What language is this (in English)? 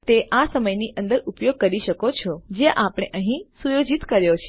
Gujarati